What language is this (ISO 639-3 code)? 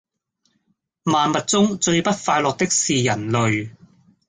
yue